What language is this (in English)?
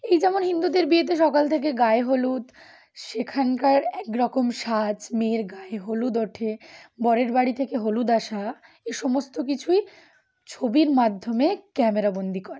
Bangla